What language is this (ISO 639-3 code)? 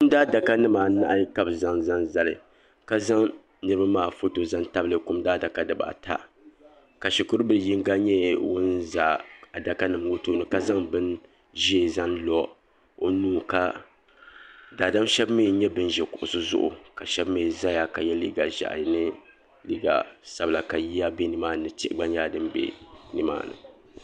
dag